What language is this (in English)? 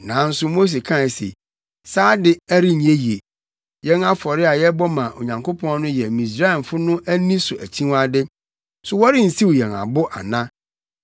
Akan